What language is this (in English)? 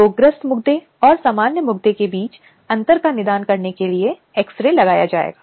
Hindi